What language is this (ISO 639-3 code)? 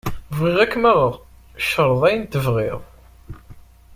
kab